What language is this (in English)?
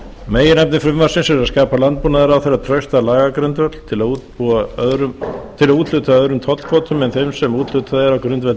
Icelandic